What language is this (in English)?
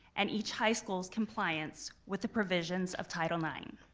English